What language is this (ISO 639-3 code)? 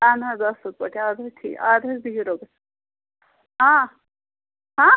kas